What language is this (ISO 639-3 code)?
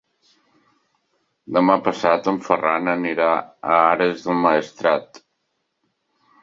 cat